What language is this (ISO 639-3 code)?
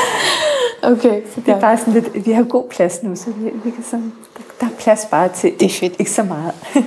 dan